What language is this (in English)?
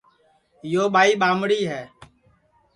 Sansi